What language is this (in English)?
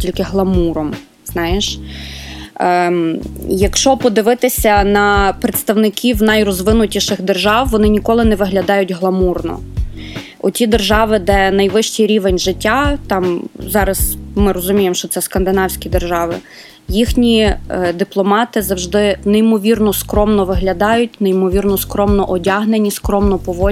Ukrainian